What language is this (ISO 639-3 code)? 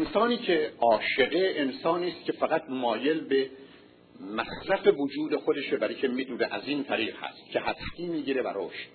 fas